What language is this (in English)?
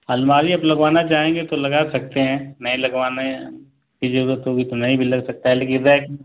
Hindi